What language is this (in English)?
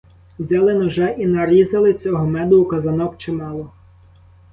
Ukrainian